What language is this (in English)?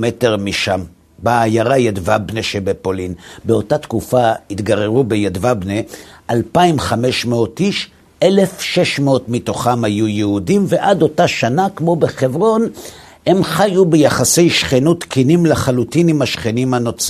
Hebrew